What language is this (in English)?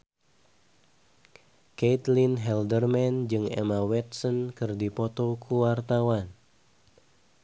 Sundanese